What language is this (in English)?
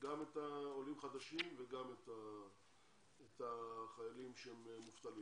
Hebrew